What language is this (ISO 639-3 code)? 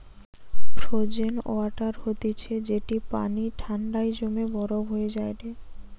ben